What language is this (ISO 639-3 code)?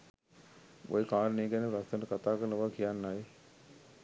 sin